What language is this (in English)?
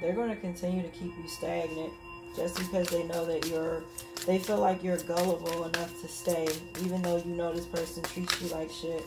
English